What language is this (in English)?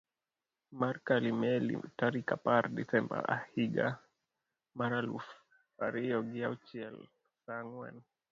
Luo (Kenya and Tanzania)